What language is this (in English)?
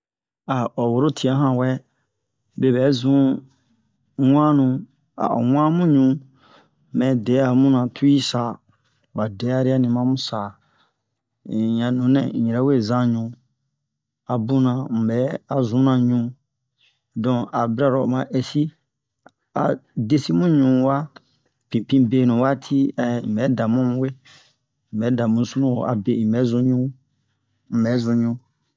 Bomu